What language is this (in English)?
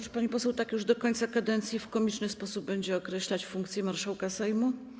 Polish